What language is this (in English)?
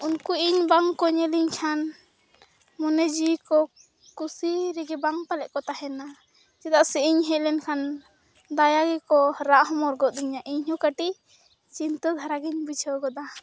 Santali